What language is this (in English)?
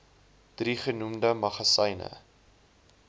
Afrikaans